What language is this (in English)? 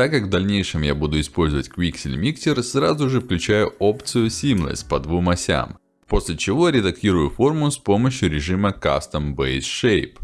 Russian